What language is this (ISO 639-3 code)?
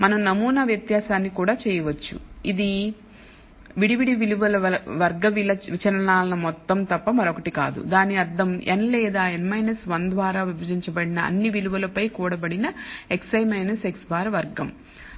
tel